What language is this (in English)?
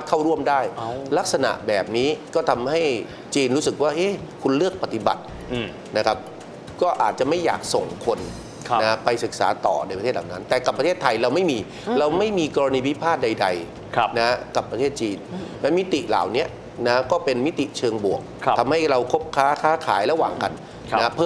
Thai